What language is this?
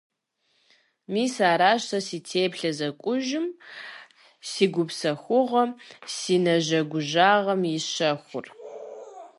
Kabardian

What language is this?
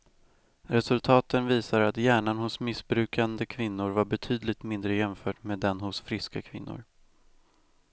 Swedish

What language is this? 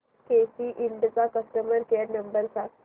Marathi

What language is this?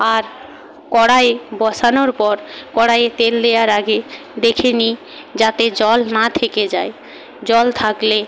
Bangla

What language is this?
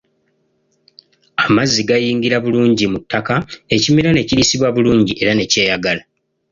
Ganda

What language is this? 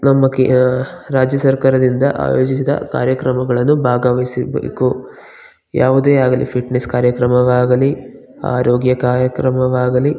Kannada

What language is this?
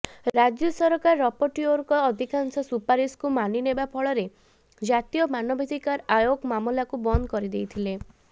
Odia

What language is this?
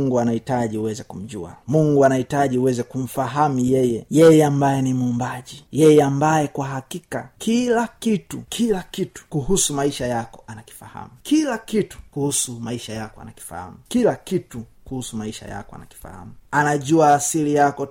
Swahili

